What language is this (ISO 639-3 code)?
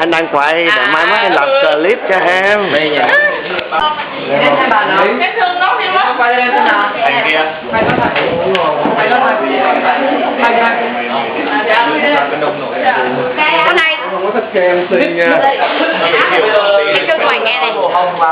vie